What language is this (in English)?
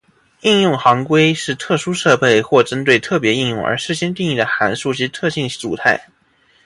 Chinese